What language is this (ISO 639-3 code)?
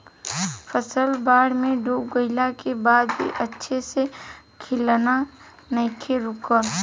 bho